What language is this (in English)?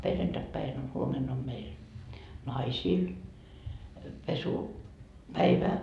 Finnish